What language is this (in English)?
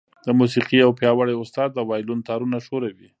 Pashto